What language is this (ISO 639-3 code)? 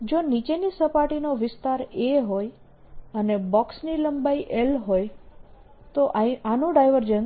guj